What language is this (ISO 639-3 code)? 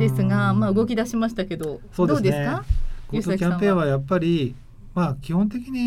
jpn